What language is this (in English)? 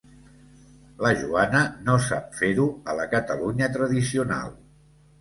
Catalan